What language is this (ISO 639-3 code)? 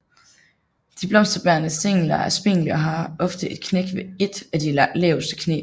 dan